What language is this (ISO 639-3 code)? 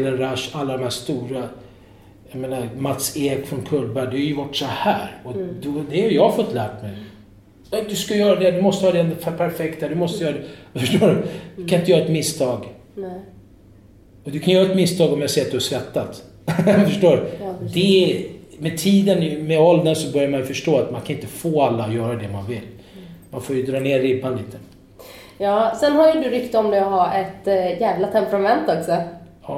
swe